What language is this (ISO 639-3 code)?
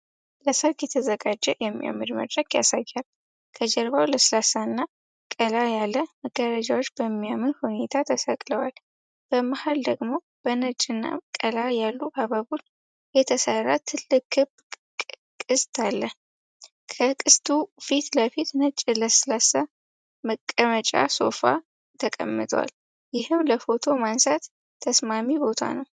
amh